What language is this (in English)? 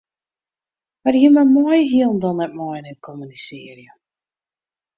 Western Frisian